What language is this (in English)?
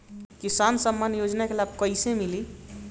Bhojpuri